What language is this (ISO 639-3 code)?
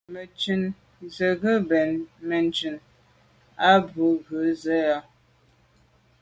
byv